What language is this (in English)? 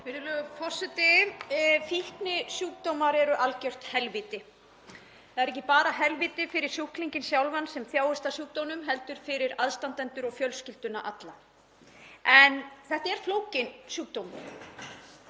Icelandic